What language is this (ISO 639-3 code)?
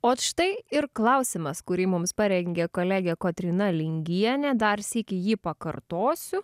lit